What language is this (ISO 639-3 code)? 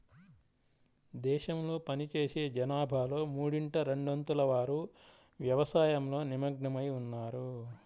tel